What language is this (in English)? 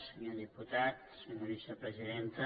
Catalan